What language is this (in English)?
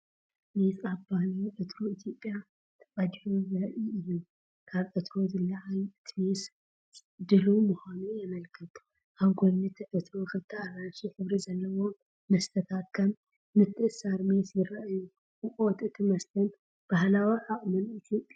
Tigrinya